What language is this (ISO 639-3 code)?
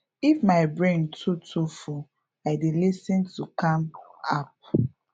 pcm